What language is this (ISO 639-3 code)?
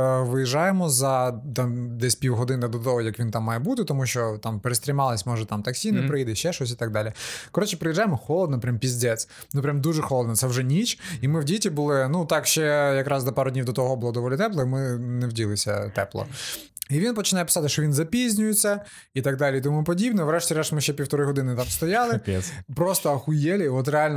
ukr